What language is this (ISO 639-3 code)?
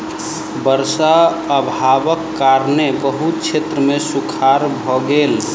mai